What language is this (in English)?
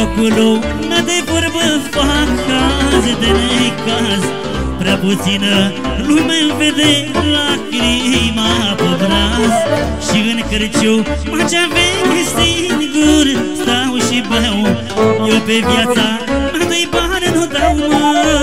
Romanian